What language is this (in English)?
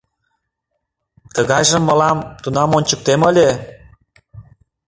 Mari